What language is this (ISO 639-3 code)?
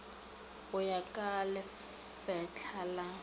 nso